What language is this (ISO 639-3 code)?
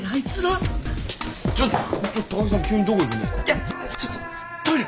jpn